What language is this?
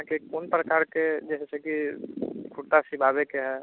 Maithili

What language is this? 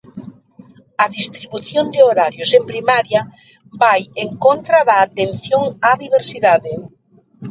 Galician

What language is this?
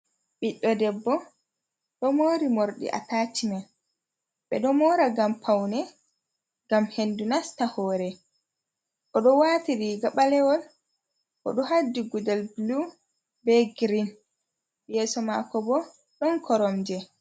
Fula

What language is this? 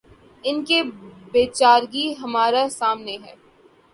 Urdu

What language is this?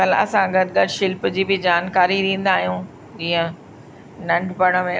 Sindhi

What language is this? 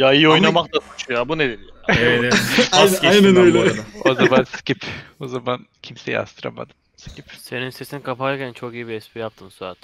Turkish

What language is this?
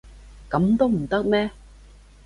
Cantonese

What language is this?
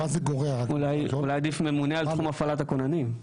Hebrew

